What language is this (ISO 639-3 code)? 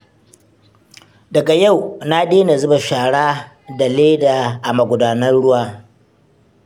hau